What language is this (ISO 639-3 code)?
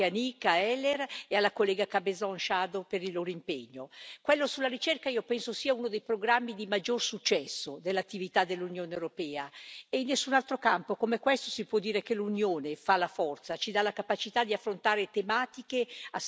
ita